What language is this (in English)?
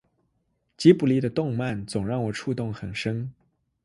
Chinese